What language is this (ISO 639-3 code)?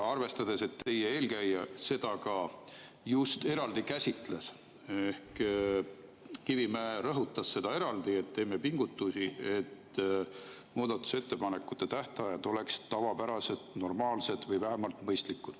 est